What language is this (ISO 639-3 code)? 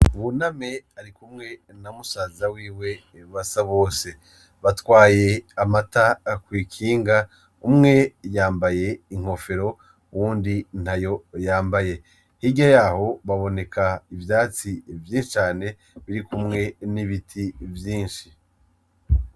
run